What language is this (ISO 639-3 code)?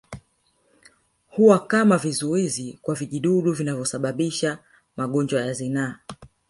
swa